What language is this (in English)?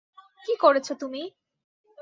Bangla